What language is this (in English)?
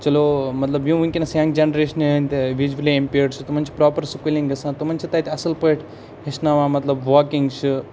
Kashmiri